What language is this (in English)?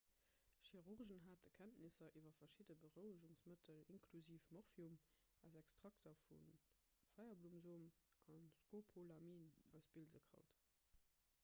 Luxembourgish